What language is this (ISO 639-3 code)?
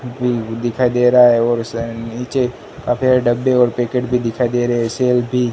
hin